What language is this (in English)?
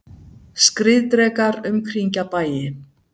Icelandic